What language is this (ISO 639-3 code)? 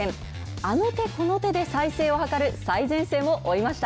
jpn